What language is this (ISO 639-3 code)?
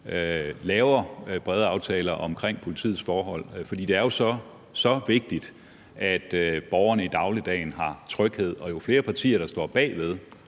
dan